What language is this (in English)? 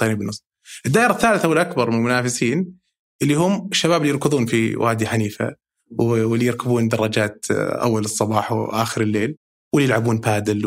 Arabic